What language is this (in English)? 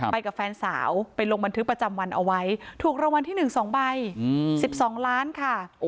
Thai